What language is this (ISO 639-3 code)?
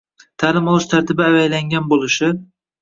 uzb